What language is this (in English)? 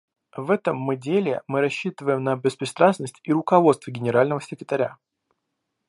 Russian